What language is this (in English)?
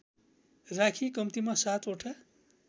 Nepali